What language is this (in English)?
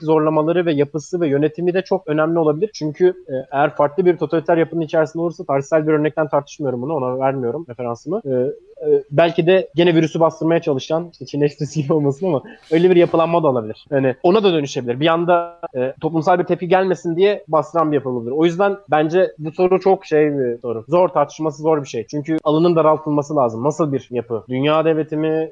Turkish